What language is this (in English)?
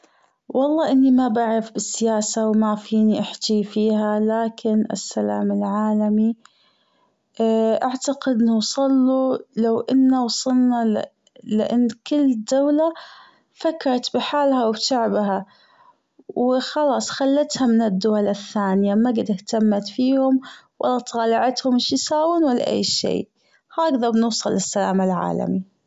Gulf Arabic